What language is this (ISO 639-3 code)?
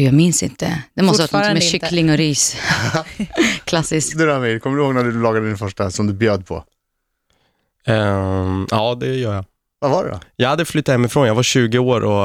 swe